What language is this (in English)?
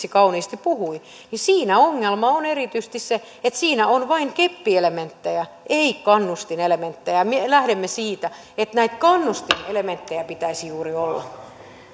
Finnish